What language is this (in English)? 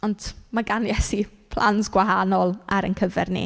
Welsh